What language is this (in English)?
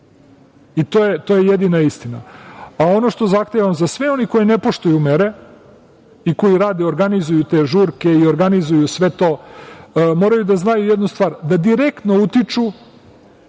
Serbian